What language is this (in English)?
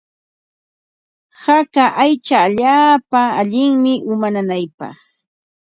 Ambo-Pasco Quechua